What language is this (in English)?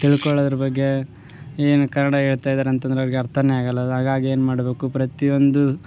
Kannada